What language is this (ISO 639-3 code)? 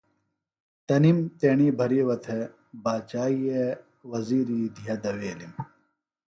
phl